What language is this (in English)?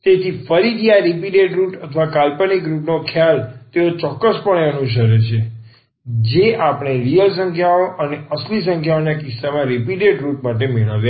Gujarati